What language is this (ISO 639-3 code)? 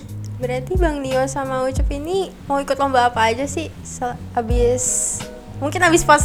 ind